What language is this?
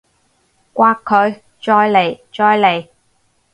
Cantonese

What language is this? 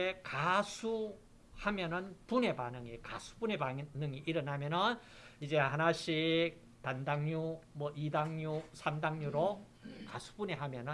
Korean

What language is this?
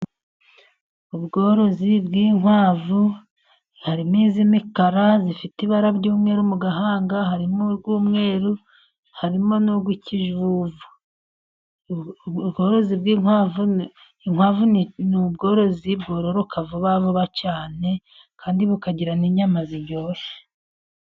Kinyarwanda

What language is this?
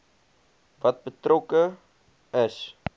Afrikaans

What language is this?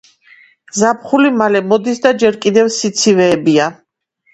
Georgian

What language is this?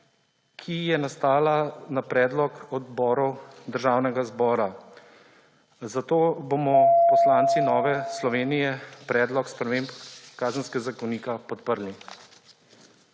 Slovenian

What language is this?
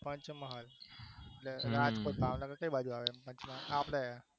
Gujarati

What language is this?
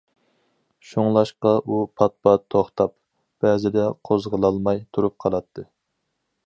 Uyghur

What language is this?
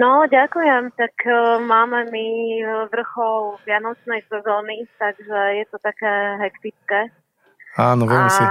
Slovak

